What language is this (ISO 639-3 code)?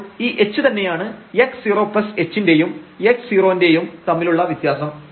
mal